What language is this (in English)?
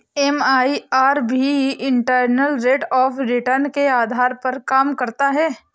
Hindi